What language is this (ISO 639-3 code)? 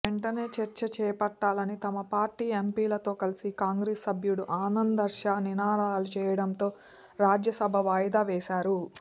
tel